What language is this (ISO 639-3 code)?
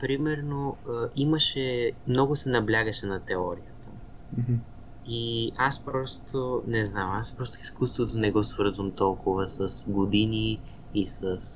bul